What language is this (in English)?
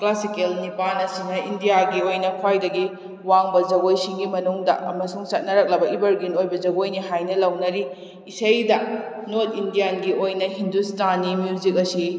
Manipuri